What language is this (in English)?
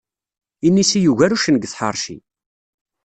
Kabyle